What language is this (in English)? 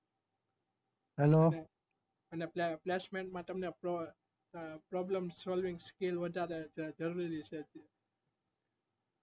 Gujarati